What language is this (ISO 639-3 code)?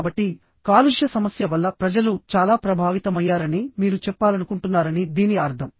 tel